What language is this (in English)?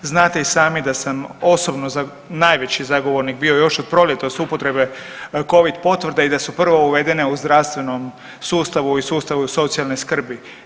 Croatian